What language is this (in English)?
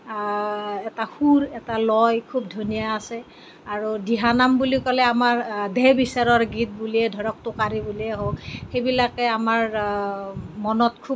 Assamese